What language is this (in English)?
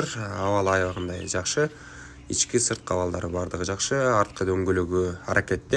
Russian